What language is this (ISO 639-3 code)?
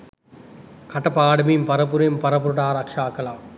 sin